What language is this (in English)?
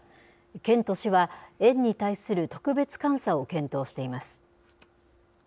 Japanese